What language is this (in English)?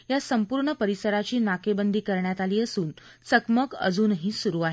Marathi